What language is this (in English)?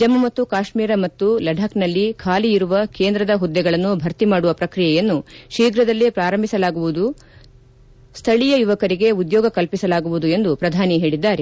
Kannada